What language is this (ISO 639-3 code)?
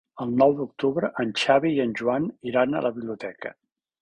cat